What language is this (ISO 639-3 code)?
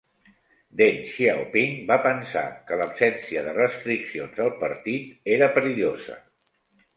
cat